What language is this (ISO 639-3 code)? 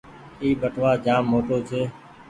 gig